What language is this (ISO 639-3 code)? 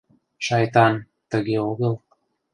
chm